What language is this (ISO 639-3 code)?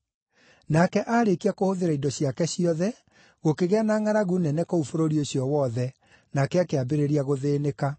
kik